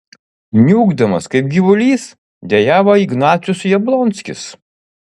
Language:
Lithuanian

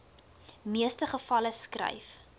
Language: Afrikaans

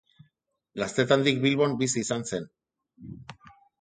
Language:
Basque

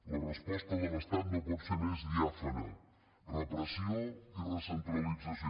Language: Catalan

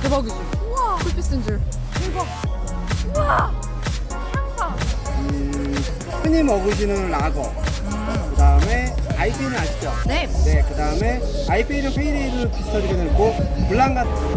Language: Korean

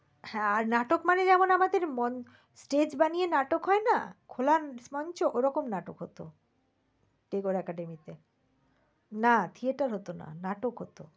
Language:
Bangla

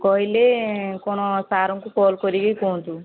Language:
Odia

